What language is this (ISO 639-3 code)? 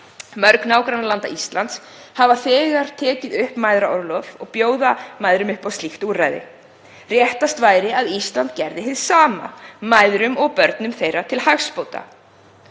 isl